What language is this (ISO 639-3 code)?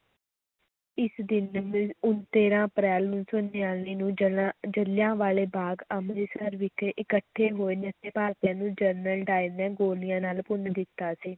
pan